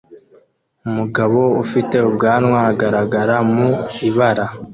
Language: Kinyarwanda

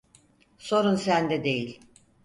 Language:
Turkish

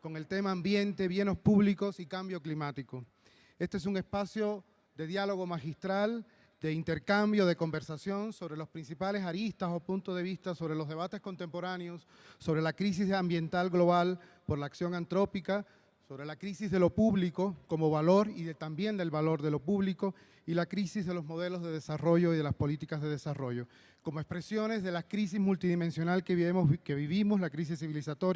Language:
Spanish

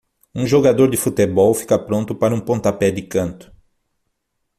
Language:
Portuguese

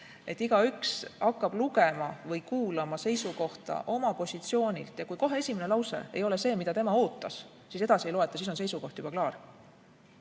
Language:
Estonian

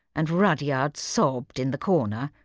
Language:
English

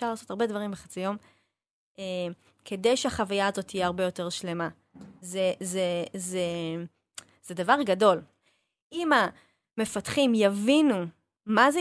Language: Hebrew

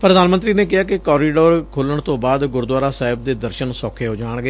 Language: Punjabi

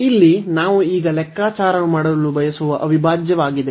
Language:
Kannada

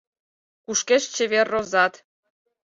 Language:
Mari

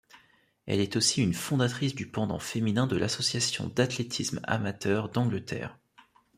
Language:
French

